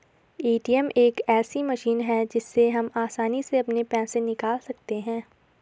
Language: Hindi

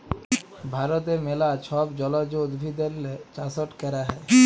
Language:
Bangla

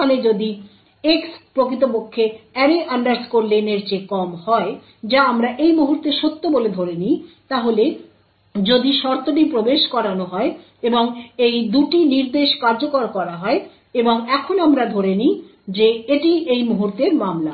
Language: Bangla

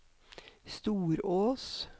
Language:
Norwegian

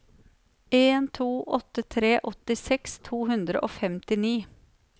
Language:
Norwegian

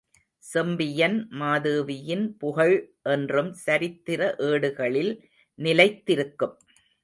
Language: Tamil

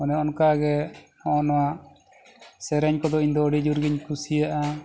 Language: Santali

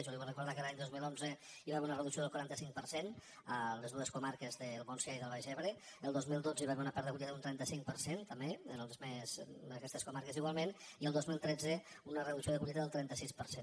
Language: Catalan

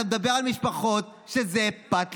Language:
Hebrew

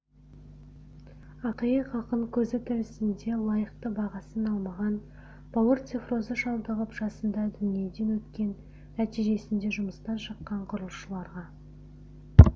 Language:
Kazakh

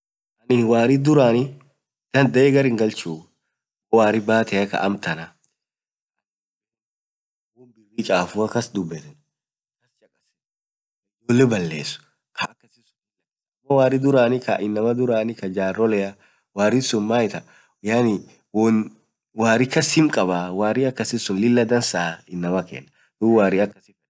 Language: Orma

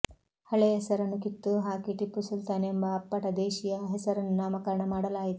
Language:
Kannada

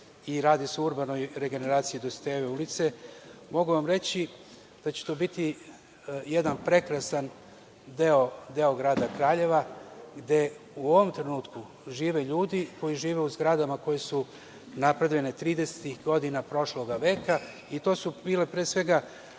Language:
Serbian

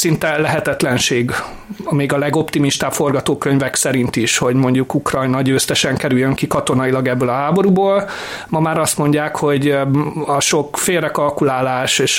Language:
Hungarian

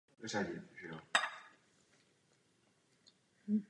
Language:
Czech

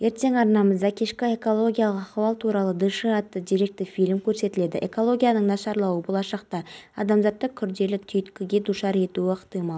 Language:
Kazakh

